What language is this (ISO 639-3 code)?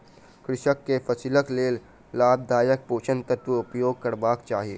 mai